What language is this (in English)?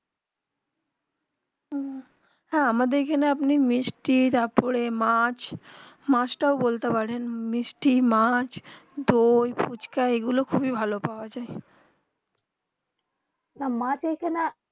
Bangla